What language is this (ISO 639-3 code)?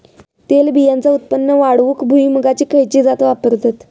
mar